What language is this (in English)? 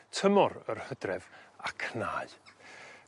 Welsh